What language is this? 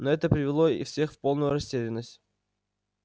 Russian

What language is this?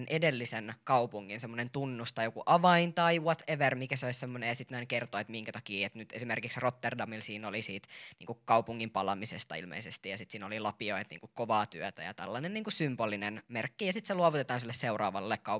Finnish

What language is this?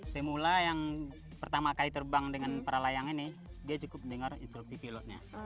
Indonesian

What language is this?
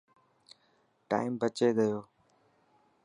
Dhatki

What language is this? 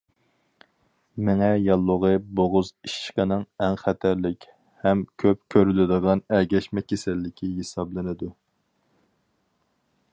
Uyghur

